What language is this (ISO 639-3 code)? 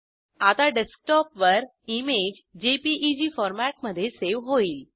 mar